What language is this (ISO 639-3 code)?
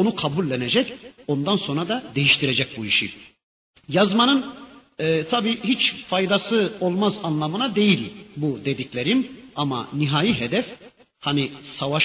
tur